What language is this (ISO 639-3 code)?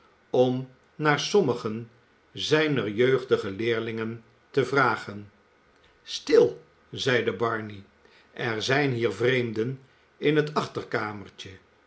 nld